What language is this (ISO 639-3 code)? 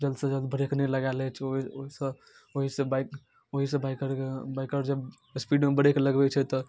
mai